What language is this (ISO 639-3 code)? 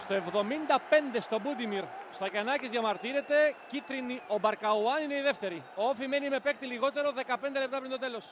ell